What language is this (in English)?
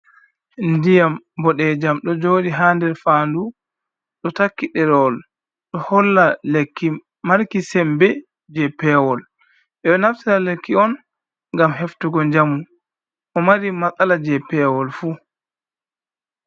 Fula